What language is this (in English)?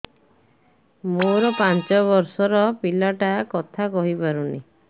Odia